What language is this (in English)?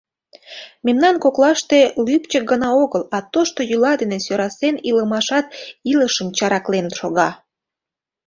Mari